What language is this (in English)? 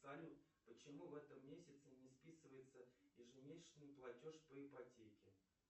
Russian